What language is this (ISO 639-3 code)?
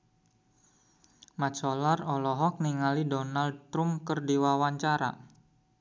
sun